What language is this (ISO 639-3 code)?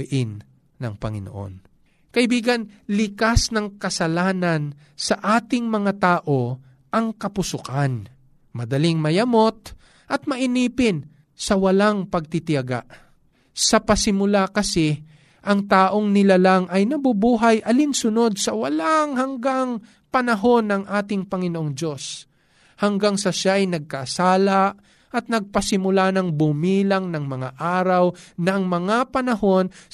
fil